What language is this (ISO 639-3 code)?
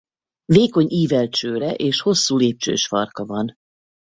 hun